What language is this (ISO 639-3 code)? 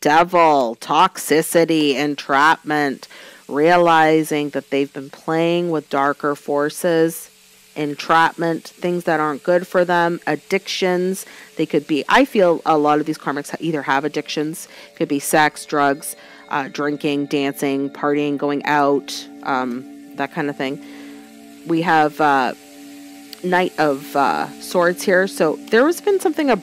eng